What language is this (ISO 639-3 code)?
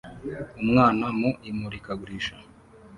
kin